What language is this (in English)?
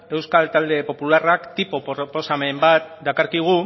Basque